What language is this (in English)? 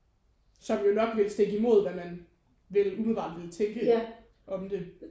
Danish